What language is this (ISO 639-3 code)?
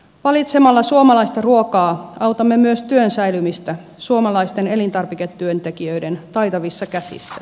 fin